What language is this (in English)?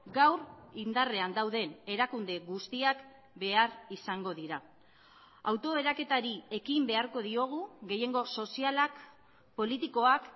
Basque